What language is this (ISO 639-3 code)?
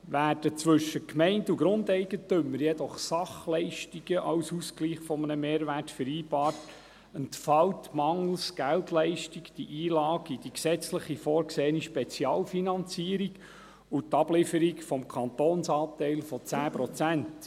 gsw